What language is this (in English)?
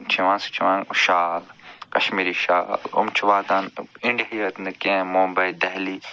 Kashmiri